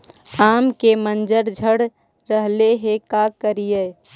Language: Magahi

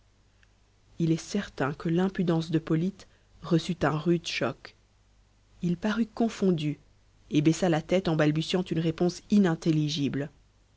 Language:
French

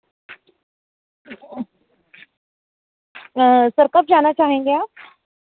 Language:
Hindi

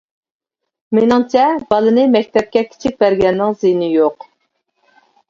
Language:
Uyghur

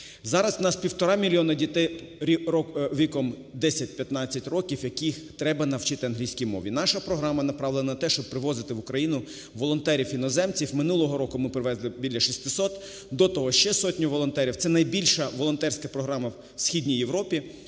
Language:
Ukrainian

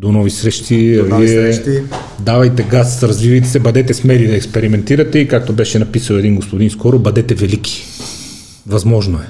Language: Bulgarian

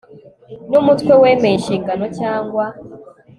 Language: Kinyarwanda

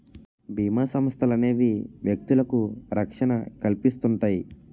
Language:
Telugu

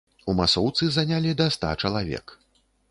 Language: Belarusian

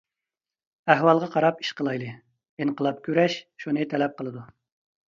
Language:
Uyghur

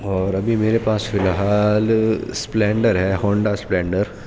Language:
Urdu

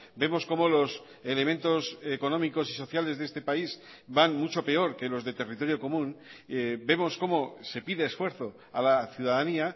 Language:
Spanish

